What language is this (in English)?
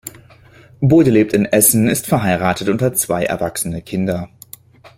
German